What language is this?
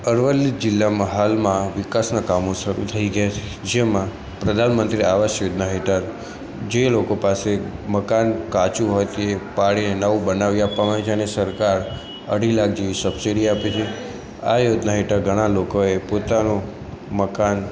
Gujarati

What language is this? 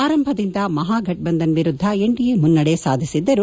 Kannada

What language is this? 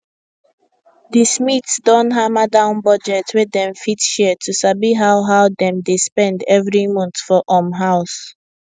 Nigerian Pidgin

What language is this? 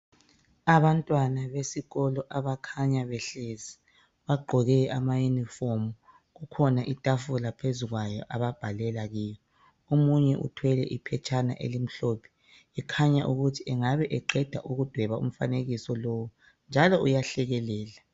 North Ndebele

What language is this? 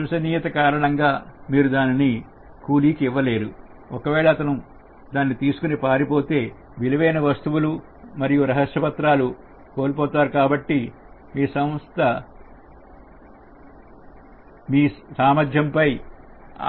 Telugu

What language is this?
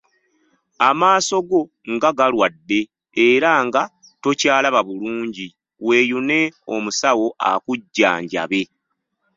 Ganda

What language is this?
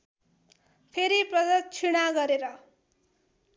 Nepali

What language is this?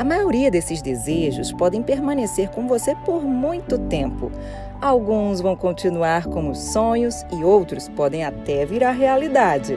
Portuguese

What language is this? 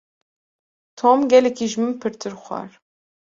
Kurdish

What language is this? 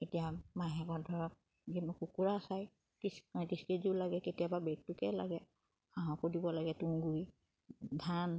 Assamese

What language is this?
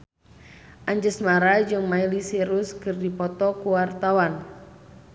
Sundanese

